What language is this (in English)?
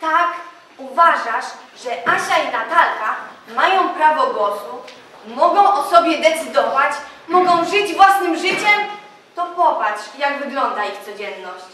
Polish